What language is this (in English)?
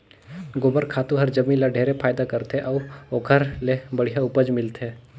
Chhattisgarhi